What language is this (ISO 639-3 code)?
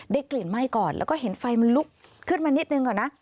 tha